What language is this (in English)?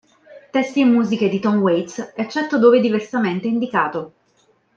Italian